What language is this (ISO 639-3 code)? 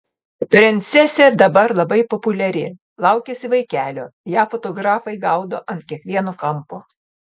lit